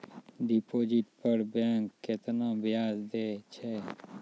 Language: Maithili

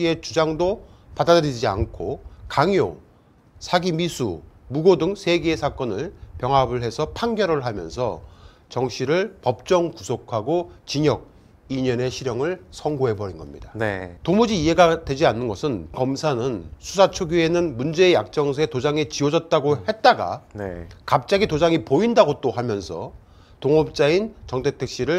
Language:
Korean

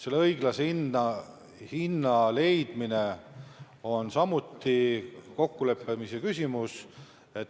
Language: Estonian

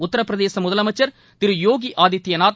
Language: Tamil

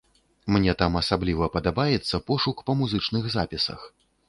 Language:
Belarusian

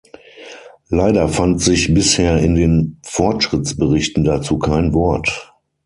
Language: German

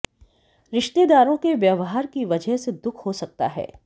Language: Hindi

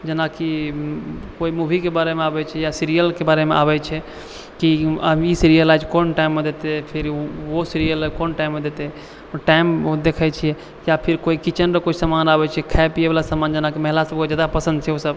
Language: Maithili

